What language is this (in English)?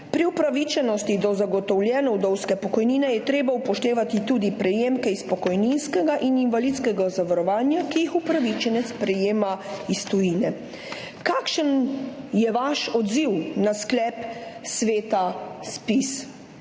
Slovenian